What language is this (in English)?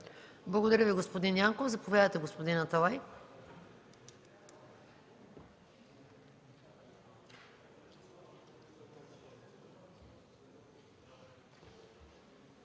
Bulgarian